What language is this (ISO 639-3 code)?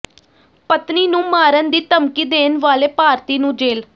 pan